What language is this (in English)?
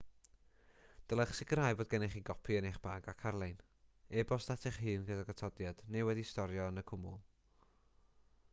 Welsh